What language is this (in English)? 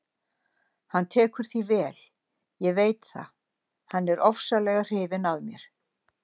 Icelandic